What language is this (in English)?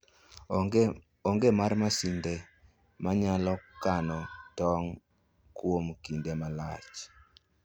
Luo (Kenya and Tanzania)